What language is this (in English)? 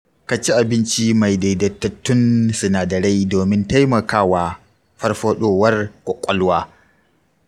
Hausa